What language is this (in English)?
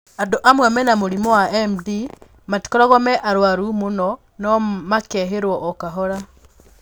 Kikuyu